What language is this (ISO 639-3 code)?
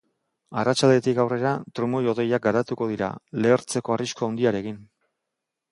eus